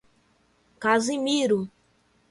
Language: Portuguese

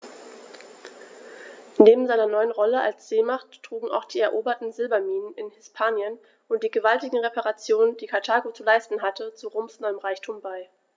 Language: German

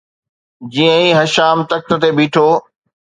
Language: Sindhi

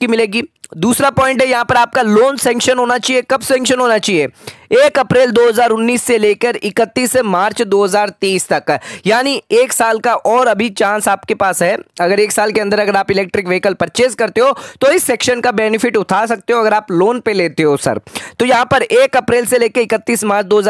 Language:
Hindi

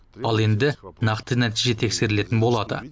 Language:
Kazakh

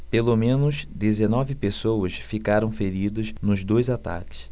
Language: Portuguese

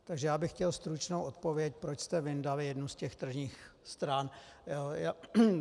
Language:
Czech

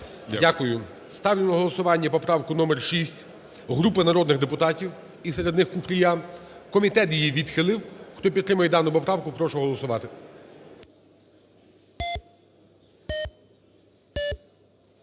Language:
Ukrainian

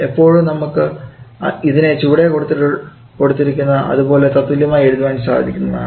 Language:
Malayalam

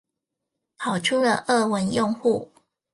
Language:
Chinese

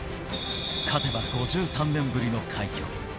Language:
Japanese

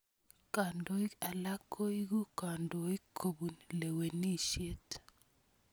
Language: Kalenjin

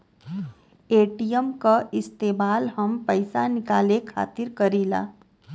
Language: Bhojpuri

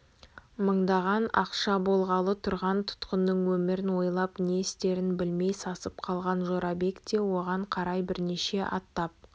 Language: Kazakh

